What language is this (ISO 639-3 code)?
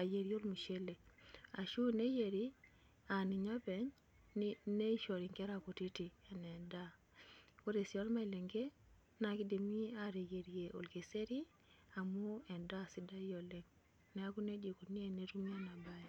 mas